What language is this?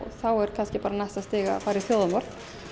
Icelandic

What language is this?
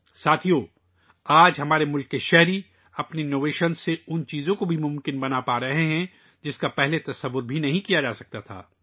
Urdu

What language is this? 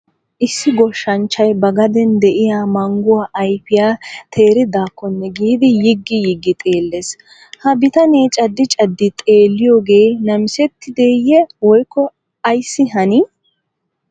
Wolaytta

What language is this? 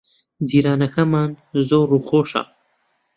Central Kurdish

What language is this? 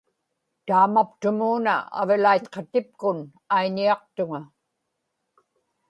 Inupiaq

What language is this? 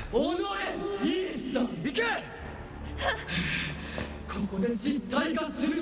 Japanese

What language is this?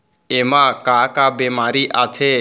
Chhattisgarhi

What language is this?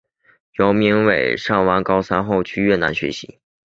Chinese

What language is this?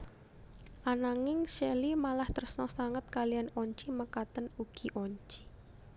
Javanese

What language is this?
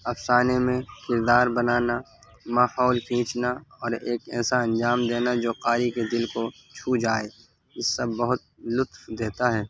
Urdu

